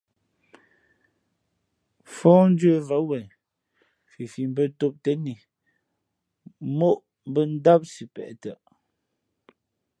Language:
Fe'fe'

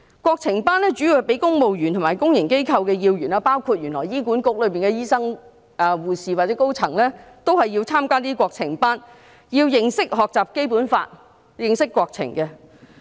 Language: Cantonese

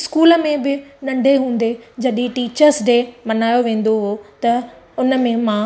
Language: Sindhi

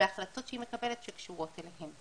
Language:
Hebrew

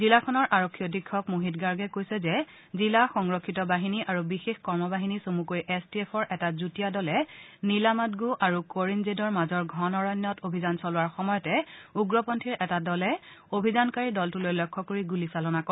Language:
Assamese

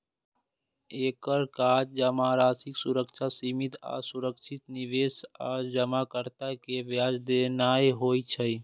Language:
Maithili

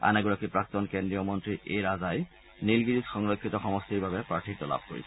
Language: Assamese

